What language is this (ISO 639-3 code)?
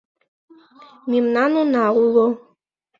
chm